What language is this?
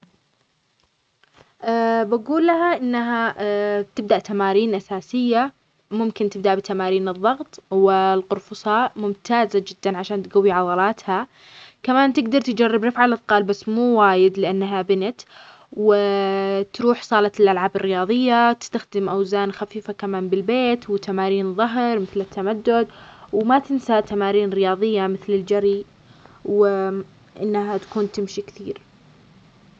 Omani Arabic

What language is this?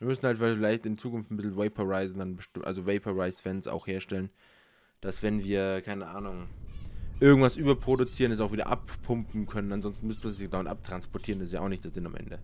German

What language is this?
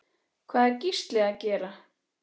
Icelandic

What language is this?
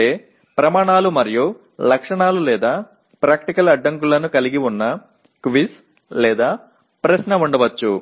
Telugu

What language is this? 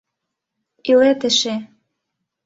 Mari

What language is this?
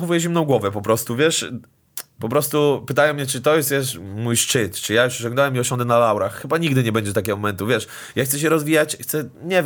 Polish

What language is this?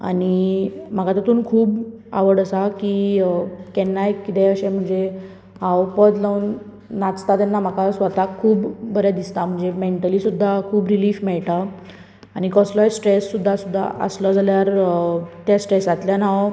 Konkani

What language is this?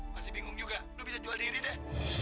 Indonesian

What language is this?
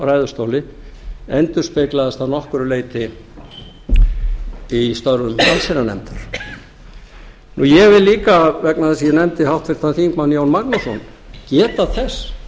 Icelandic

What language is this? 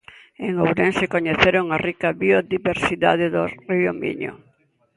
Galician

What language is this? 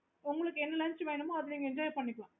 Tamil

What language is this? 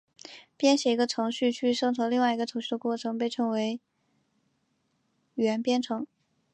Chinese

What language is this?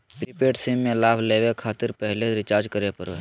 Magahi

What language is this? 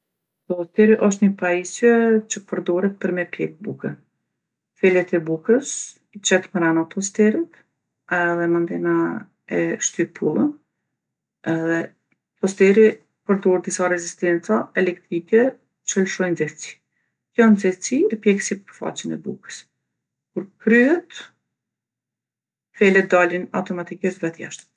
Gheg Albanian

